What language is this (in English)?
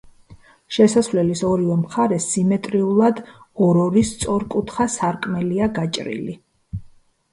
Georgian